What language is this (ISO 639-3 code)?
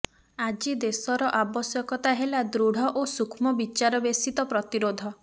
ori